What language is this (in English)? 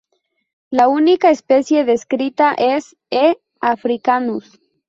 Spanish